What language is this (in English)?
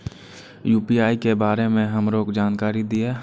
Maithili